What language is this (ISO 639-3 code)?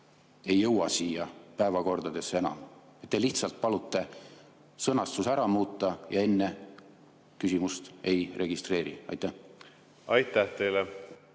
est